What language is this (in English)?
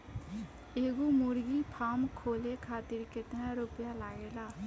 Bhojpuri